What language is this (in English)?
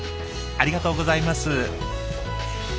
Japanese